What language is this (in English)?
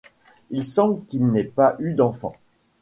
French